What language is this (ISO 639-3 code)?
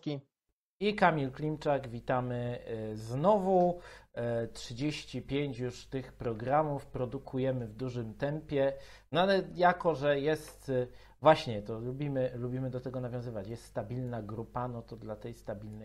pol